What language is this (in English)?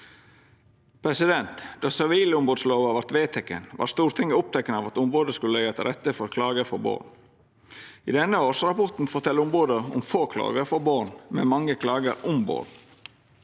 Norwegian